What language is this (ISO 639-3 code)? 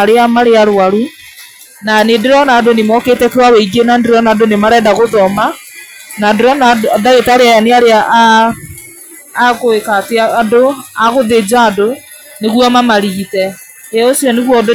kik